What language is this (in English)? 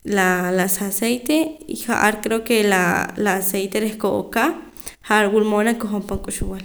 Poqomam